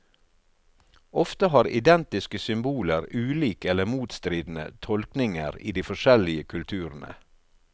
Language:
Norwegian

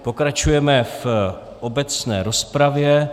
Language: Czech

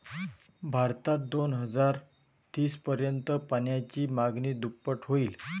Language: Marathi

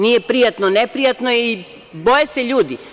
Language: Serbian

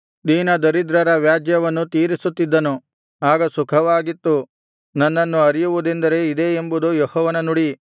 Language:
Kannada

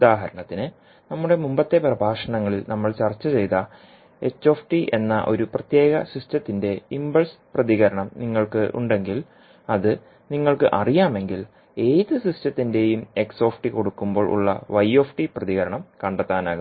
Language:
Malayalam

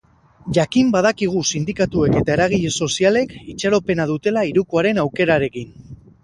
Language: Basque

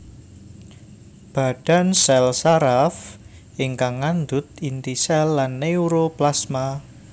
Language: Javanese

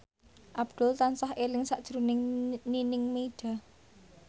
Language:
Javanese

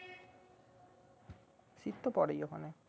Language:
Bangla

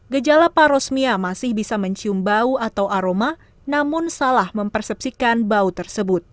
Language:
Indonesian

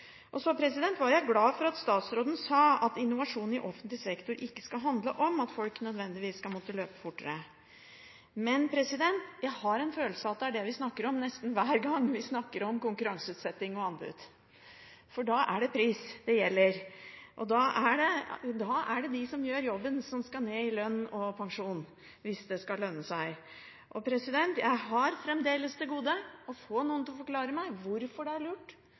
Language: Norwegian Bokmål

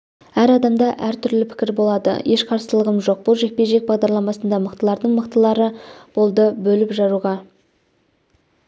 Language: Kazakh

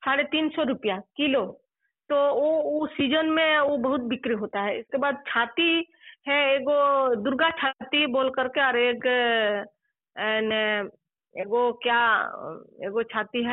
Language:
Telugu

